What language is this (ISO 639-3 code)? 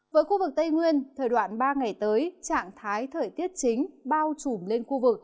vie